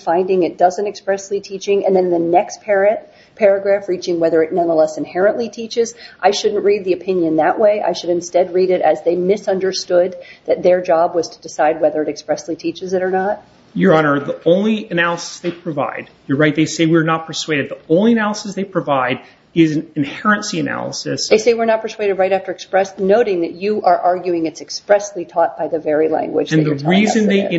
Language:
English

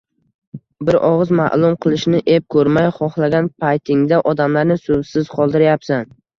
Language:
Uzbek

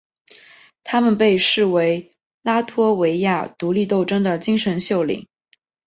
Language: Chinese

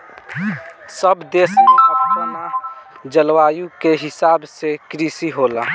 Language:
Bhojpuri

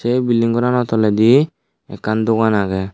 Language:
Chakma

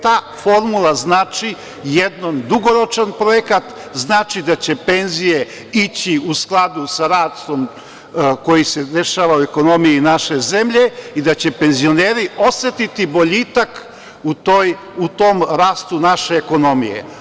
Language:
Serbian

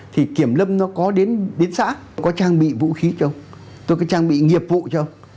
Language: Vietnamese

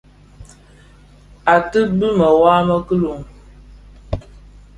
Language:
Bafia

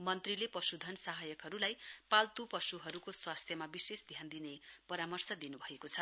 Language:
Nepali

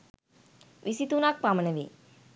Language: Sinhala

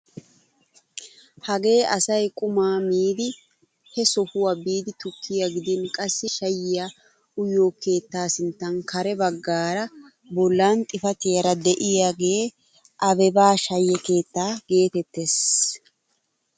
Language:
Wolaytta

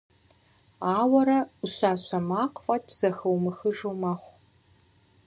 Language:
Kabardian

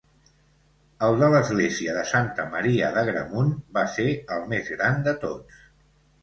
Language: Catalan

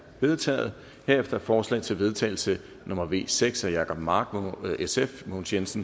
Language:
Danish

